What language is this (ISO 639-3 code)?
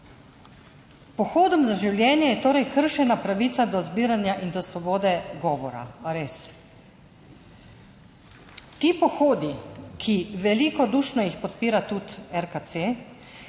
slv